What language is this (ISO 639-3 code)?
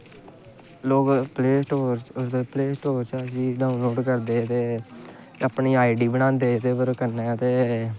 doi